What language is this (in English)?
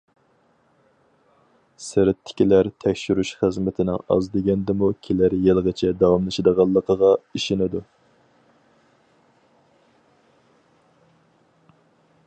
Uyghur